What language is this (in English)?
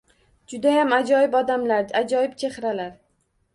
Uzbek